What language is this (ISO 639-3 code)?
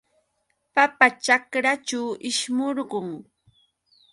qux